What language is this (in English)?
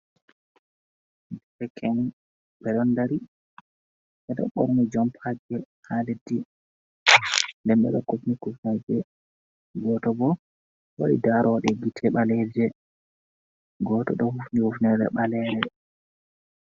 Fula